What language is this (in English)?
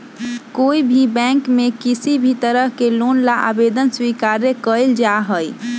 Magahi